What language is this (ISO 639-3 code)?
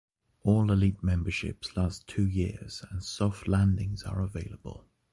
eng